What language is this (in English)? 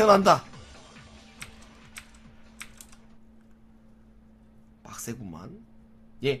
Korean